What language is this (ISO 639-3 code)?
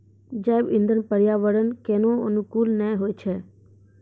mai